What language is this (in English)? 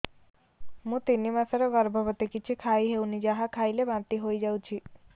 Odia